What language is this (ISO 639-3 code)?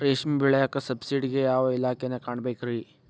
kan